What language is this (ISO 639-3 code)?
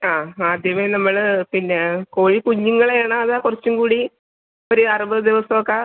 mal